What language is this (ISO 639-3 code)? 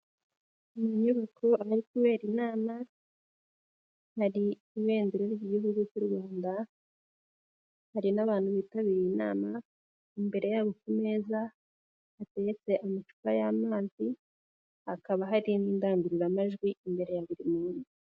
kin